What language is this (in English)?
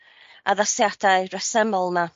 Welsh